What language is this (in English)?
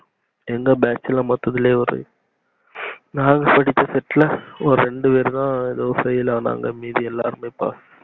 Tamil